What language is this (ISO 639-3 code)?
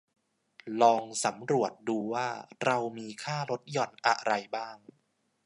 tha